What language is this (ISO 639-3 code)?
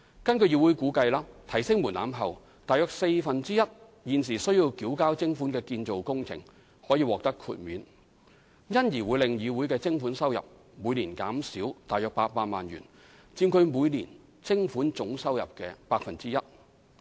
yue